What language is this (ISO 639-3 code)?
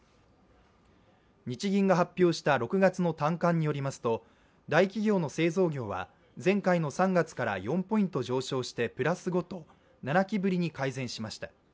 jpn